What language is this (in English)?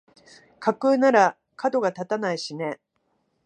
Japanese